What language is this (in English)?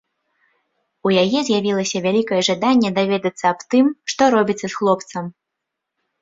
Belarusian